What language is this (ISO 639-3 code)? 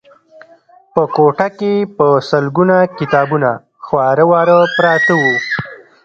pus